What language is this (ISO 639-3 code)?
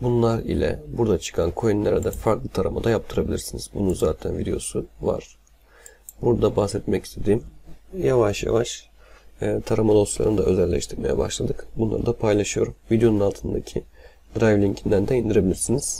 tur